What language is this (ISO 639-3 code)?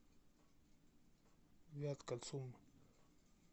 rus